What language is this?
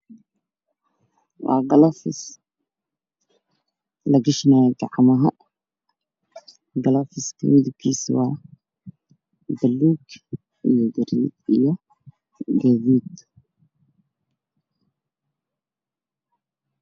Somali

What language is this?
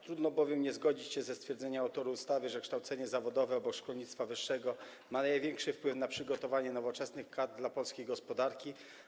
Polish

